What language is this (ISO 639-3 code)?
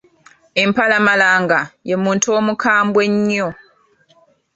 lug